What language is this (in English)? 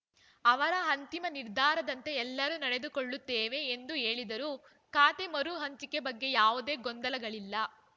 Kannada